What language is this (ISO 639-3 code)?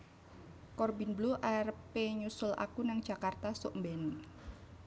jav